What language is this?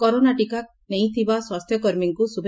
Odia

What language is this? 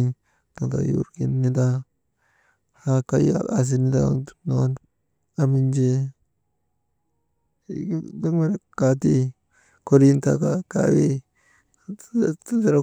Maba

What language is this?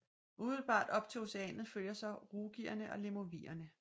Danish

